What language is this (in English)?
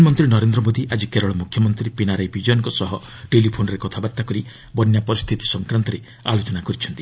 Odia